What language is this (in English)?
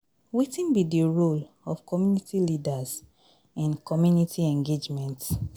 Nigerian Pidgin